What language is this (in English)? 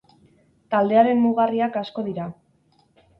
Basque